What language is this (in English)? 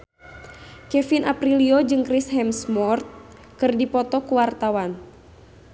Sundanese